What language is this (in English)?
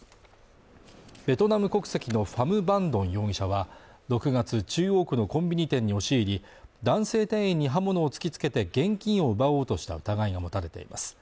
Japanese